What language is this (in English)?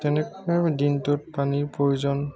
Assamese